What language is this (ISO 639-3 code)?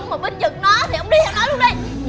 vie